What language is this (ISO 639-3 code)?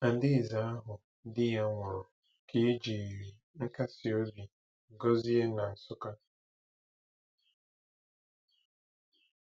ibo